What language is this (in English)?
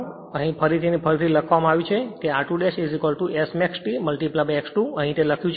Gujarati